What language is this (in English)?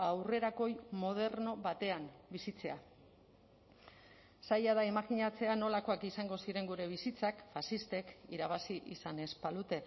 Basque